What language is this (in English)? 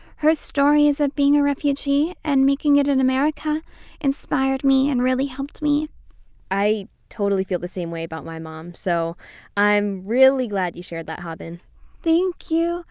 English